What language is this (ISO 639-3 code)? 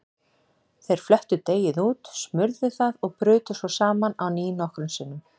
isl